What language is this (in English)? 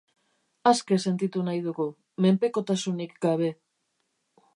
Basque